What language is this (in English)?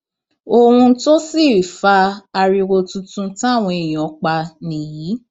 Yoruba